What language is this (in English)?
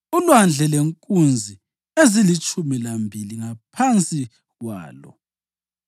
North Ndebele